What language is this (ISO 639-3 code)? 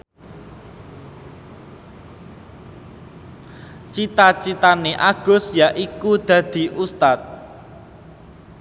jav